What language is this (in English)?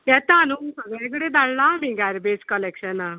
Konkani